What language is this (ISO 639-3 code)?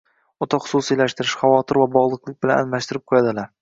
uzb